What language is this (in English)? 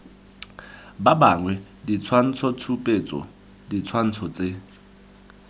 Tswana